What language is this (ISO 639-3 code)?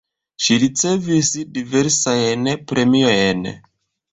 epo